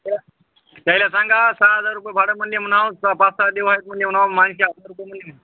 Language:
Marathi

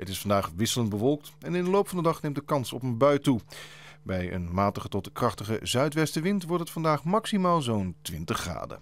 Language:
Dutch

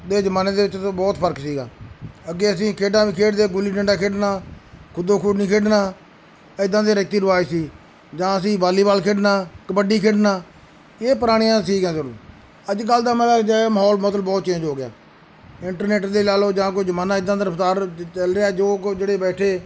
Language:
Punjabi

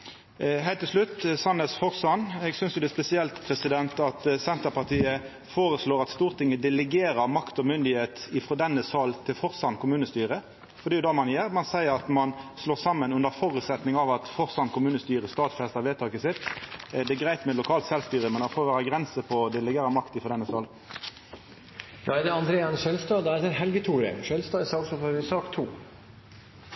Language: Norwegian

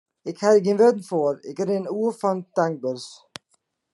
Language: Western Frisian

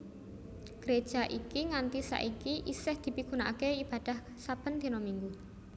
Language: Javanese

